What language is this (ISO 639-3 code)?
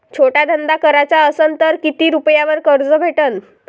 mar